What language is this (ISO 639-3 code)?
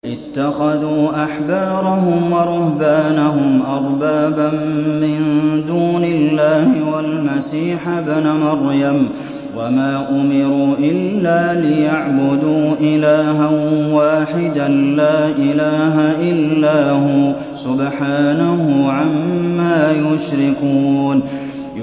ara